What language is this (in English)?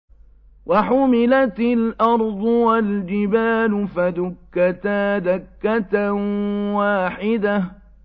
Arabic